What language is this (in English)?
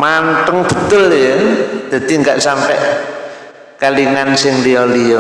Indonesian